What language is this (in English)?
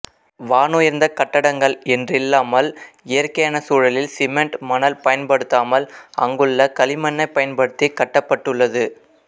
Tamil